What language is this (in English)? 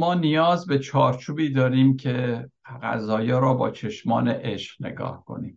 Persian